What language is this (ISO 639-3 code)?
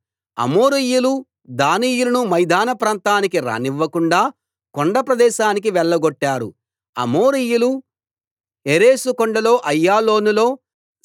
tel